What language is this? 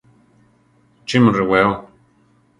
Central Tarahumara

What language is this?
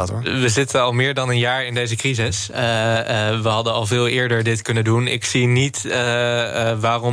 Dutch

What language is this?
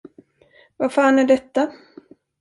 Swedish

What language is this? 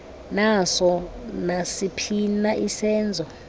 Xhosa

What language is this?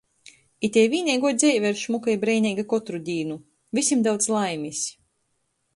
Latgalian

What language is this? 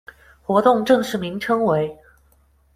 Chinese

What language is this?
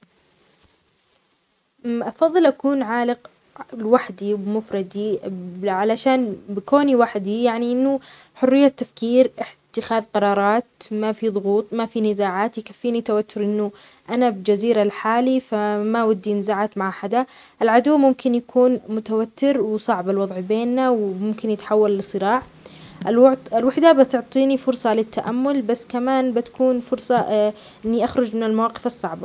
Omani Arabic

